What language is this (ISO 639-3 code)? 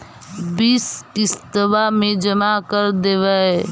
mag